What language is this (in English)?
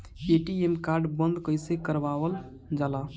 Bhojpuri